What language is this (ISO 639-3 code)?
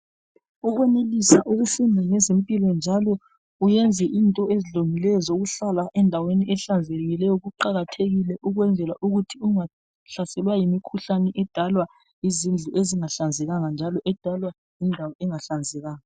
nde